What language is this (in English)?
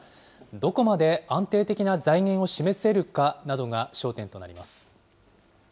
Japanese